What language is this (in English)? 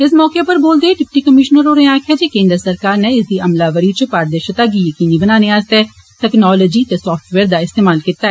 Dogri